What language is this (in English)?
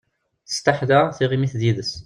Kabyle